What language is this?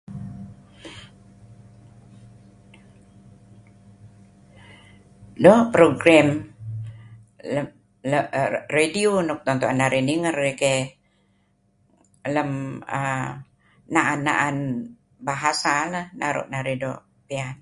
Kelabit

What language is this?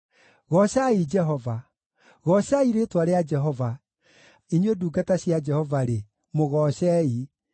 Kikuyu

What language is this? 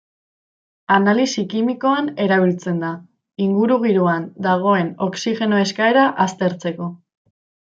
Basque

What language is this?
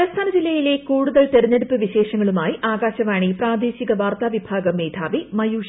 Malayalam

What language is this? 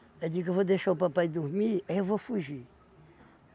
Portuguese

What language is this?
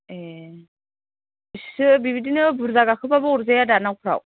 Bodo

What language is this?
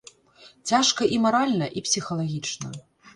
Belarusian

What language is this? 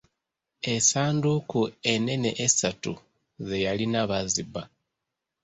Ganda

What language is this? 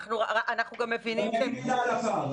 Hebrew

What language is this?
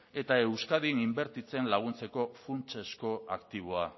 Basque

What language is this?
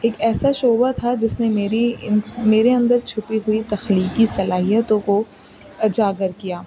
Urdu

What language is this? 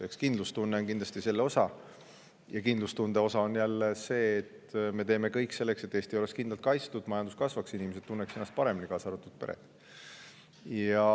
Estonian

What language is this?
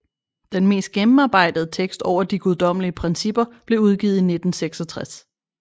Danish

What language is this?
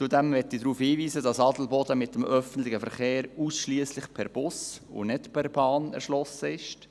Swiss German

